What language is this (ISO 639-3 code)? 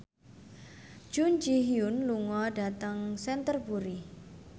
jav